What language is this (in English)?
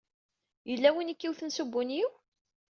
Kabyle